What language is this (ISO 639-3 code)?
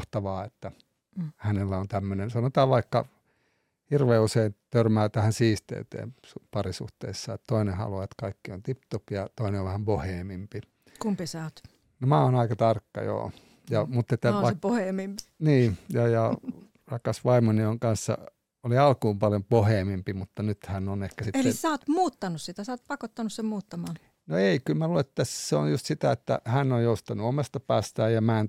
fin